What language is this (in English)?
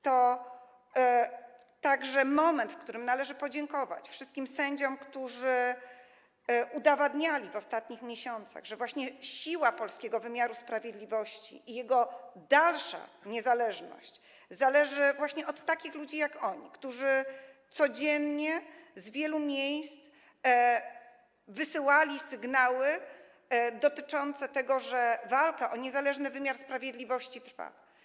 Polish